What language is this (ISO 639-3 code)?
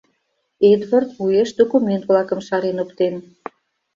chm